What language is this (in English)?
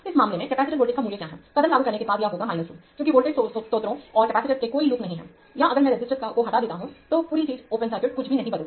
Hindi